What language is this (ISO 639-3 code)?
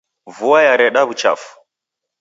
dav